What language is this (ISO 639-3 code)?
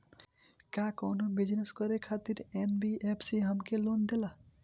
bho